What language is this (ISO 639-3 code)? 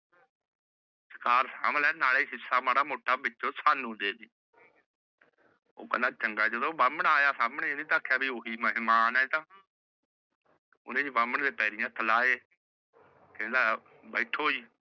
pan